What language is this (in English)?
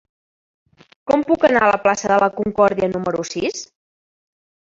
Catalan